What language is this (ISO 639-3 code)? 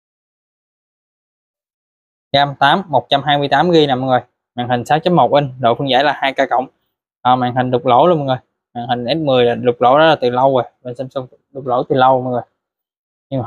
vie